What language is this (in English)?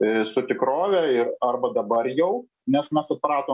Lithuanian